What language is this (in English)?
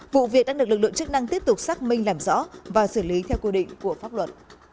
Vietnamese